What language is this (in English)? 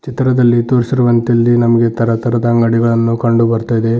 Kannada